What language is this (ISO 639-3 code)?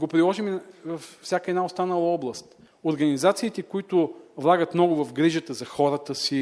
bul